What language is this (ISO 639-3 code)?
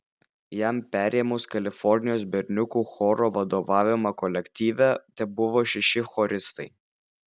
lit